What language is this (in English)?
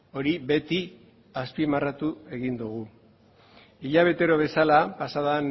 Basque